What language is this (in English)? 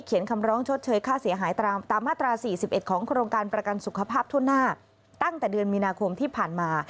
Thai